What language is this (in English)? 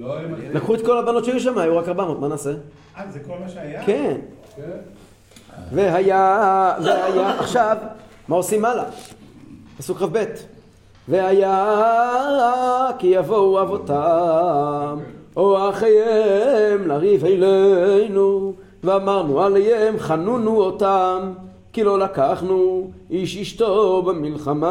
Hebrew